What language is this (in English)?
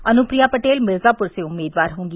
Hindi